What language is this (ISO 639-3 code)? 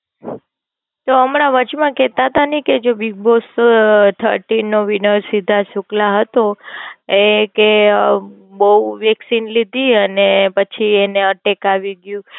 guj